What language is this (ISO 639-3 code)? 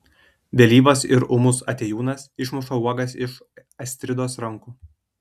lit